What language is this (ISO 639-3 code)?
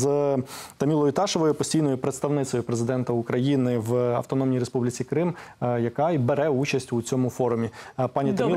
ukr